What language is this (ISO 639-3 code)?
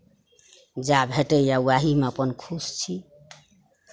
mai